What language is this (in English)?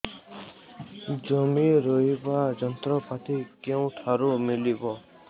Odia